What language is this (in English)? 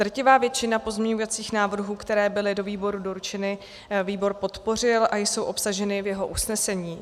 Czech